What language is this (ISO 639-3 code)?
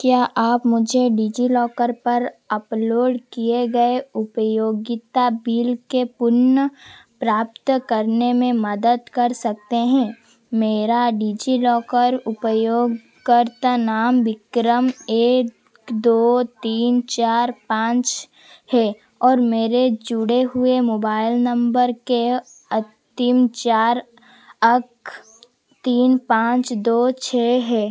hin